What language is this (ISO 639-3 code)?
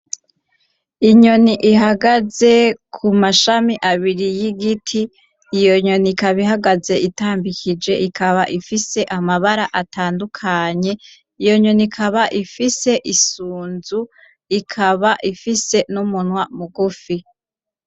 run